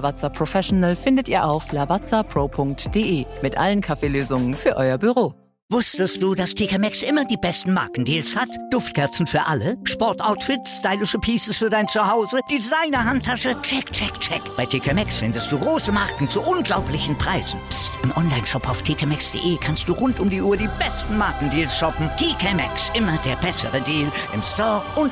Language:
German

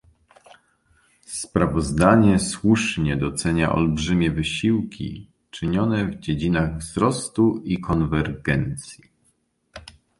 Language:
Polish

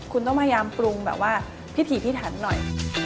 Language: Thai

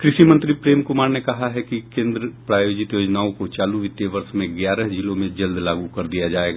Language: Hindi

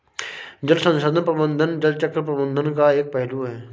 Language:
Hindi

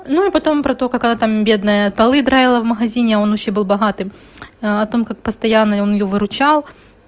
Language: Russian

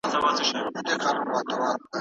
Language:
Pashto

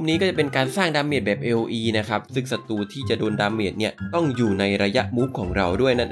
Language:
Thai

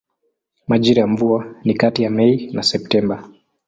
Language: Swahili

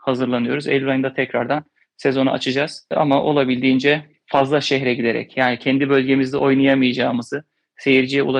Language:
Turkish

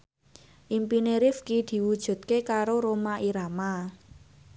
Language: Javanese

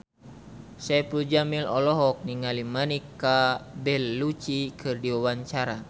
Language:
Sundanese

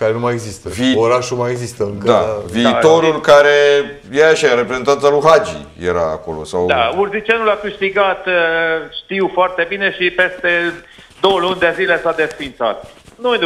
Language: Romanian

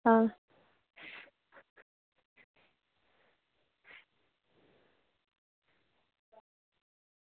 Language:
Dogri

